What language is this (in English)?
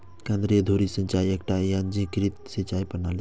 Maithili